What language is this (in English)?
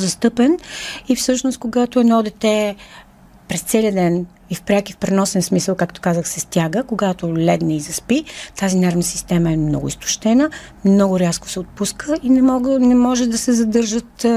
Bulgarian